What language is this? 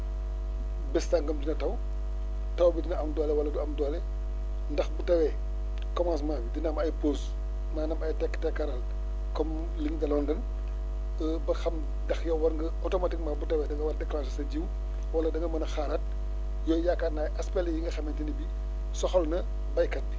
Wolof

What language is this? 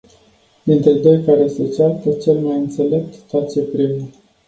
Romanian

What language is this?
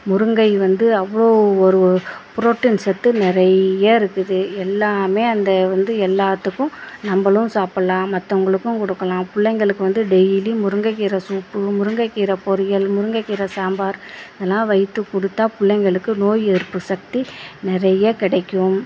Tamil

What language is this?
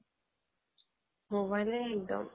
Assamese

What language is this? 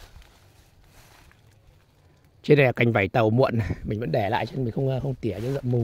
Vietnamese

